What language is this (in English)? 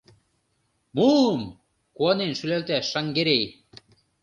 Mari